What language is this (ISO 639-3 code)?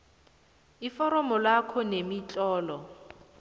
nbl